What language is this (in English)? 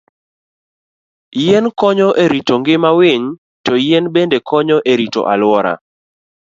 Luo (Kenya and Tanzania)